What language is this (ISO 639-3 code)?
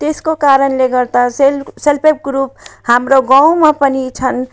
nep